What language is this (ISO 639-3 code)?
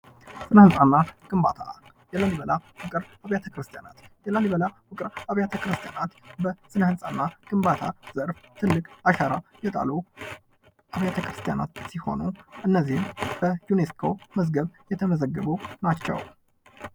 amh